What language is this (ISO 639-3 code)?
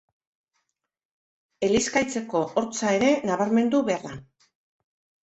eus